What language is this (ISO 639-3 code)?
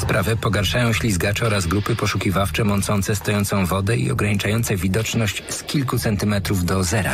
pol